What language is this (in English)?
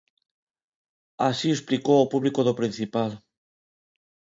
Galician